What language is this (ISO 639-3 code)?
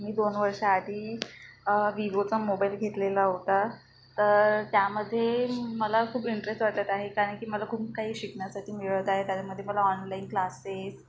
mar